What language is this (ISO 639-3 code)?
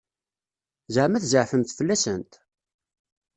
kab